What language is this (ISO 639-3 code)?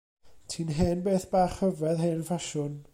cym